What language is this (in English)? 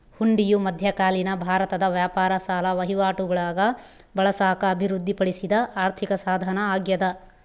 Kannada